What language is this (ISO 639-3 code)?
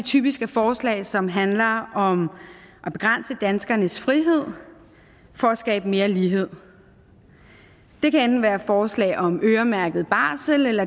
dan